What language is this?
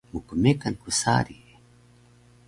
Taroko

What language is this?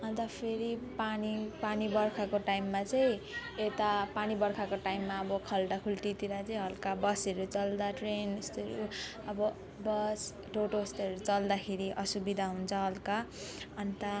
Nepali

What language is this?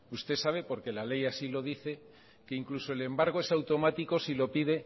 Spanish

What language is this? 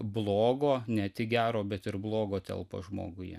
Lithuanian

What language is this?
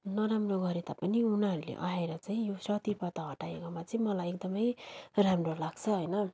Nepali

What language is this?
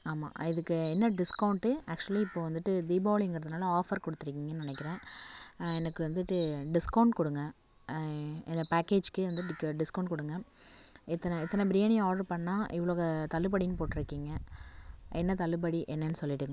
Tamil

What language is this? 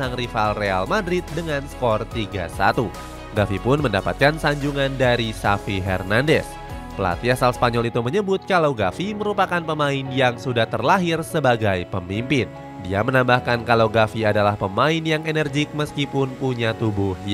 Indonesian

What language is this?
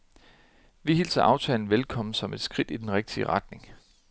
Danish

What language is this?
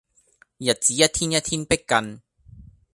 Cantonese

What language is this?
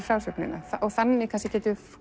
Icelandic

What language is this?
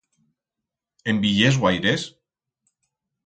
Aragonese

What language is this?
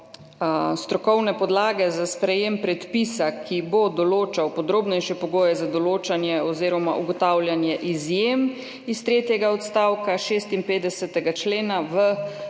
Slovenian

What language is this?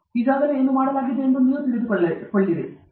Kannada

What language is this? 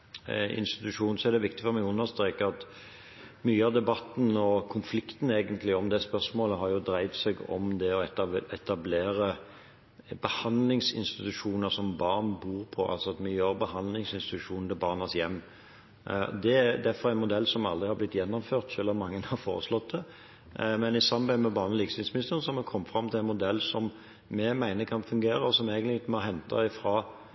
Norwegian Bokmål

